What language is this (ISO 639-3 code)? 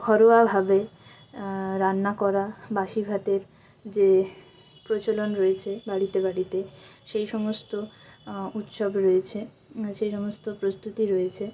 ben